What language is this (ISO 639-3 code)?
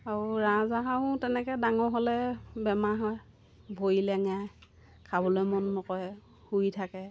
asm